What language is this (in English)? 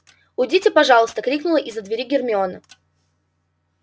Russian